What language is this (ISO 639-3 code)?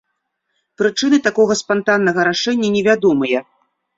bel